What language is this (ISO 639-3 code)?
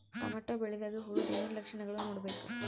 kan